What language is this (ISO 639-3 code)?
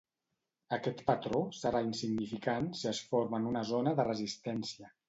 cat